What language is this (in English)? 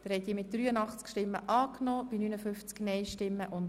Swiss German